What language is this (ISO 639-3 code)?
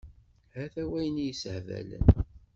kab